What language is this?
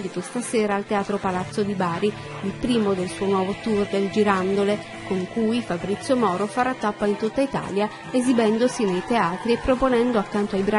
Italian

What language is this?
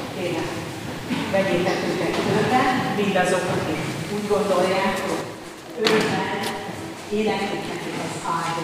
Hungarian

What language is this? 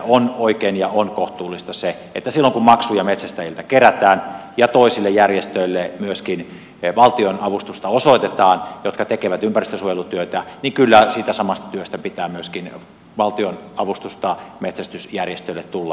Finnish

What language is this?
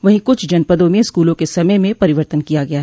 Hindi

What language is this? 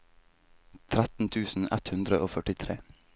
Norwegian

